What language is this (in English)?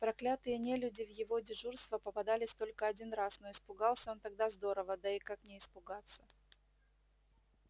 Russian